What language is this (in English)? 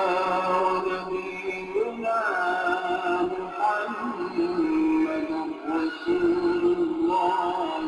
Arabic